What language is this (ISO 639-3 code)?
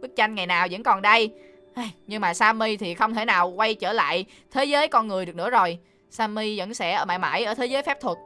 vie